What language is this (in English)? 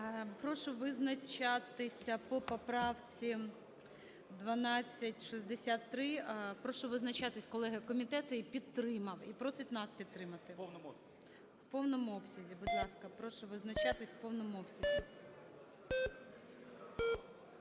Ukrainian